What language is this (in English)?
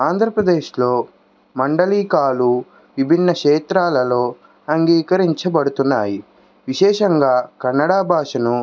Telugu